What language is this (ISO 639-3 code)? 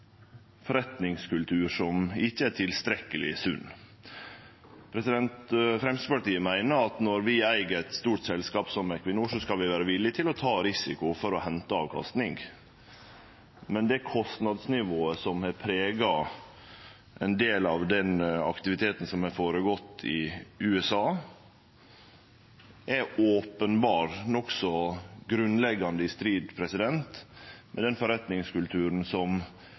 nno